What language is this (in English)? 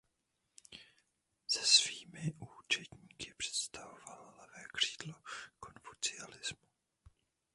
Czech